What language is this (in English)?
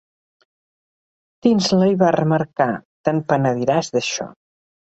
Catalan